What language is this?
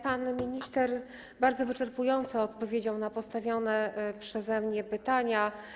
Polish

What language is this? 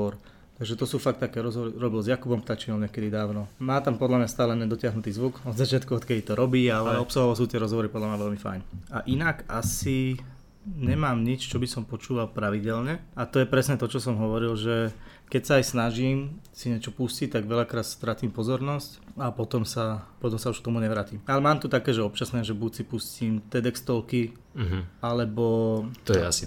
Slovak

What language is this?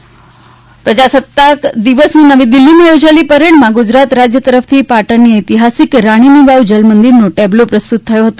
Gujarati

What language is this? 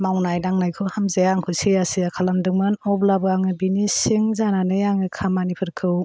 Bodo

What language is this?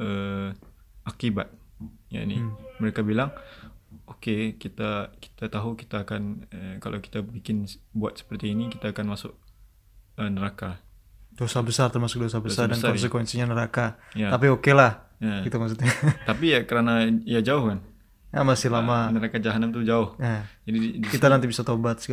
Indonesian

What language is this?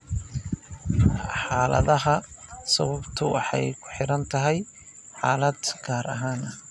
Somali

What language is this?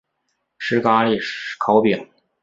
Chinese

